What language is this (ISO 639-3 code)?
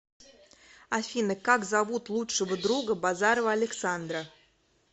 rus